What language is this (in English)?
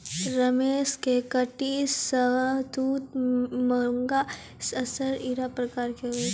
Maithili